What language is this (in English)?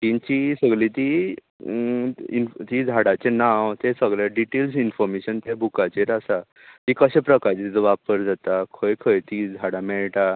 Konkani